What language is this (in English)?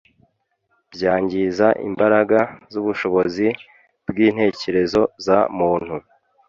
Kinyarwanda